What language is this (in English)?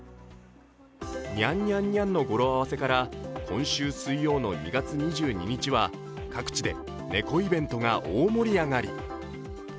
Japanese